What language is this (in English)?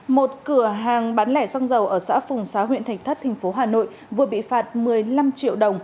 Vietnamese